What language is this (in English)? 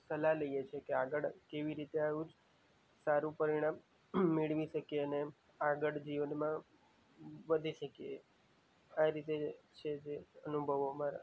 Gujarati